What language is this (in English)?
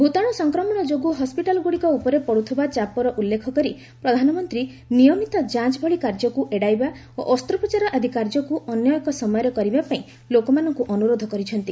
Odia